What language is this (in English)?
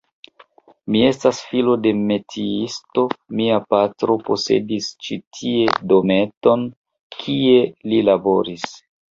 Esperanto